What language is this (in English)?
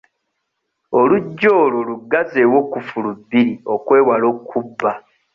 Ganda